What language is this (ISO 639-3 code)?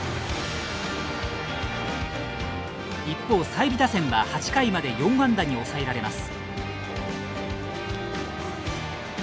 jpn